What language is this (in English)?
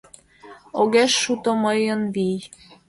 Mari